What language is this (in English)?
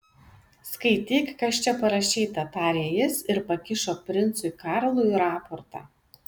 Lithuanian